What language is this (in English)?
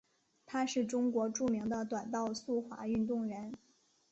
Chinese